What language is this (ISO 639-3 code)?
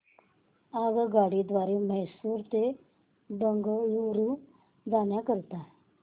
mar